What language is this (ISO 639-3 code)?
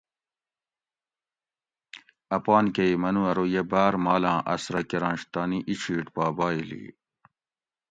gwc